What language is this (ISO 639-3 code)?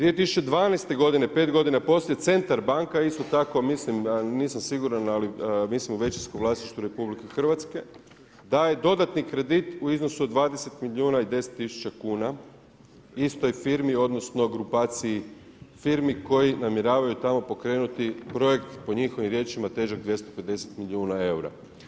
hrv